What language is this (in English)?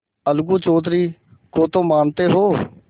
Hindi